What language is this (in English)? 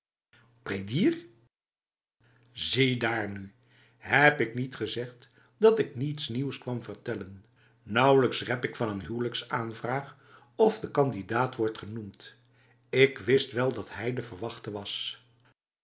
Dutch